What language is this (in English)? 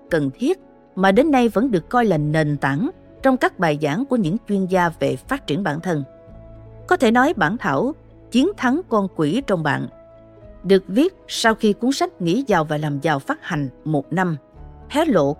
Vietnamese